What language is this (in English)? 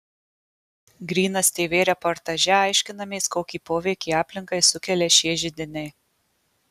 Lithuanian